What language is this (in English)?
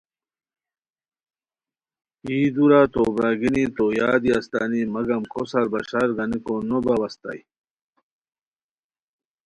Khowar